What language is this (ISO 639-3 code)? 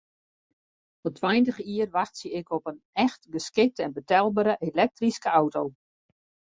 fry